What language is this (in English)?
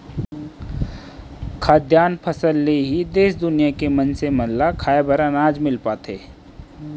Chhattisgarhi